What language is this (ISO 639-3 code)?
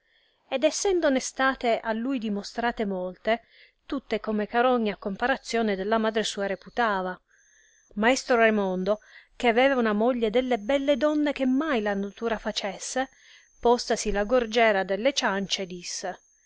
ita